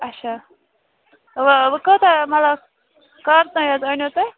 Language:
Kashmiri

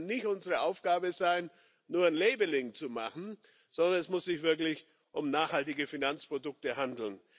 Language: German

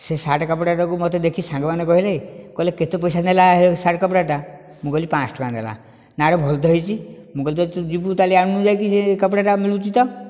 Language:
Odia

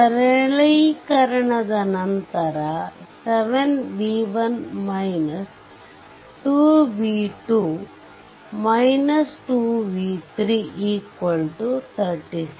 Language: Kannada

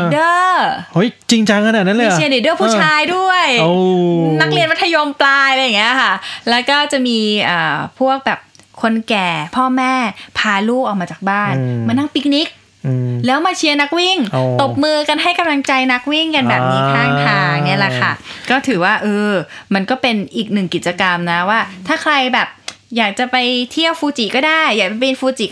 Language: Thai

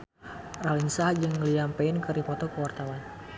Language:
Sundanese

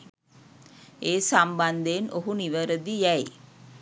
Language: Sinhala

